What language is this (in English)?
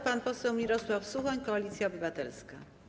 Polish